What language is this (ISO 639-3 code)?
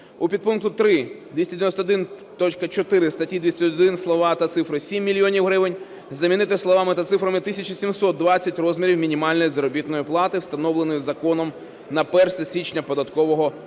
ukr